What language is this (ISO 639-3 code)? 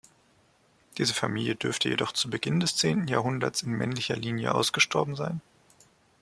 deu